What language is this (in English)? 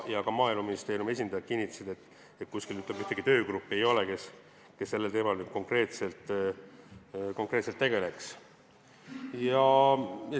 Estonian